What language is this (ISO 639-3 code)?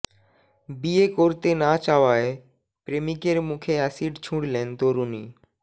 ben